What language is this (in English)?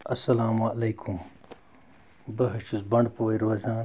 Kashmiri